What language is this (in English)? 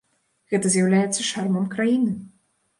Belarusian